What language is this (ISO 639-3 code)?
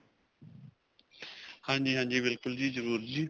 pan